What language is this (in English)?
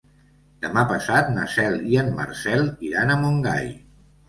Catalan